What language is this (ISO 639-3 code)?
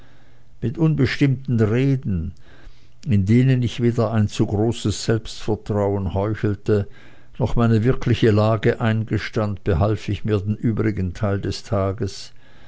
deu